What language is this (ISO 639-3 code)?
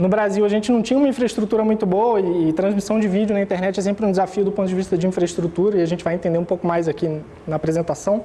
por